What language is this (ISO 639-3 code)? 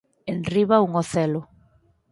glg